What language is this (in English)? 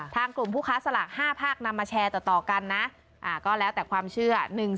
Thai